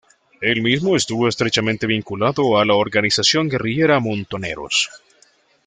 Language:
Spanish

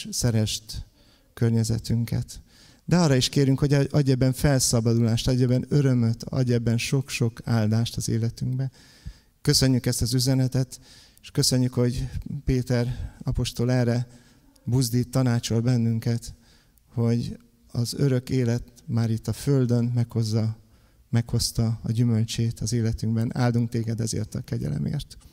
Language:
Hungarian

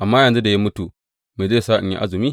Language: Hausa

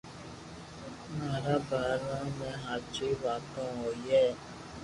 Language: Loarki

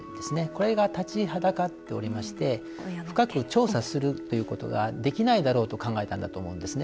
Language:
Japanese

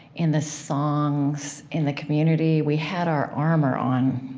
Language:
English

